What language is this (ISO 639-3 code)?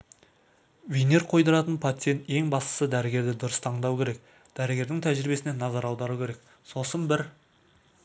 kaz